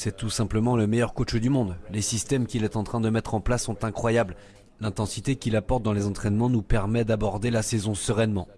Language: French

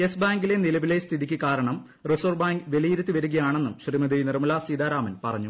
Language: Malayalam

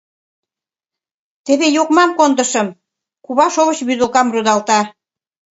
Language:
Mari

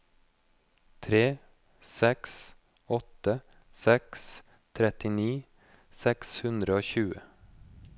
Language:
Norwegian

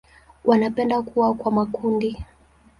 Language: Swahili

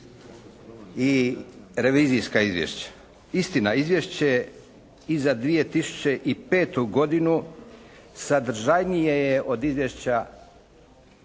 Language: Croatian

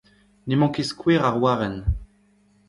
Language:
Breton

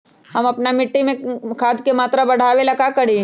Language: Magahi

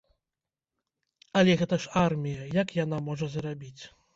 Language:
Belarusian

